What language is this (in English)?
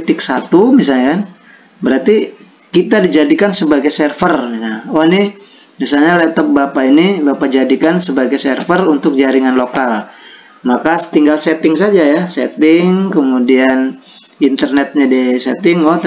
Indonesian